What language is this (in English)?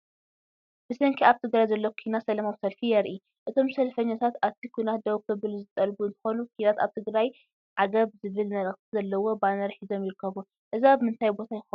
Tigrinya